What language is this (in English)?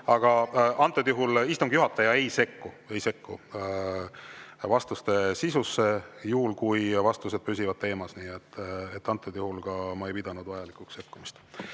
Estonian